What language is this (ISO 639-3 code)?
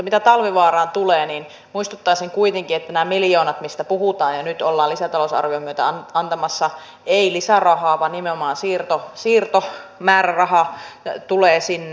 fin